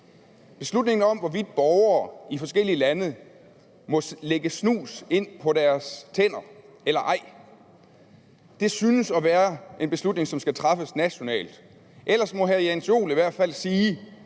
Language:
Danish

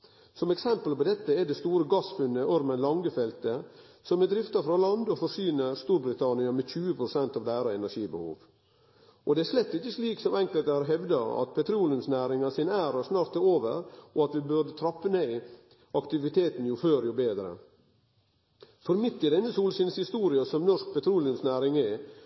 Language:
Norwegian Nynorsk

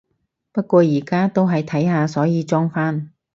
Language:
Cantonese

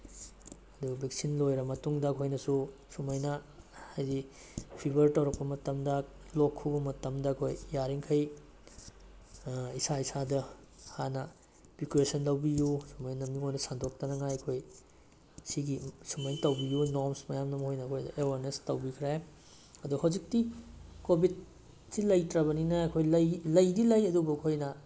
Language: Manipuri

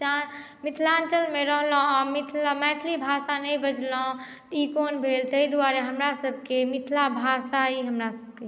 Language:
Maithili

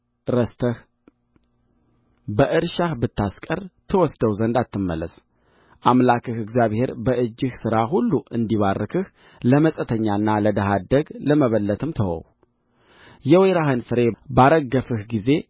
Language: Amharic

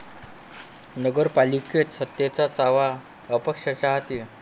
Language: Marathi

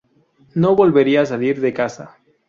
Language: Spanish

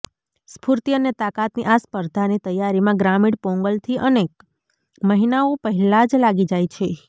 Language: Gujarati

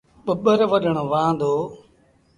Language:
Sindhi Bhil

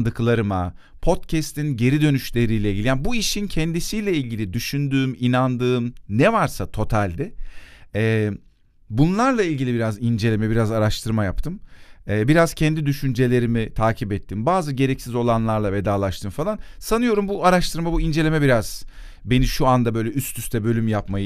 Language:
Turkish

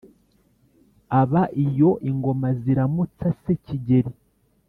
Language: Kinyarwanda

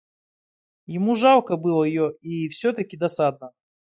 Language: Russian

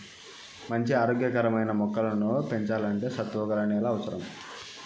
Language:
Telugu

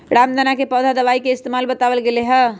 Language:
Magahi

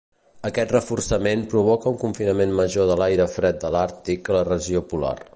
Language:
Catalan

